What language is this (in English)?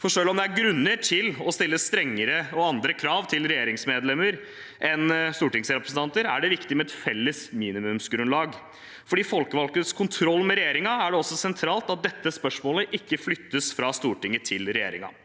Norwegian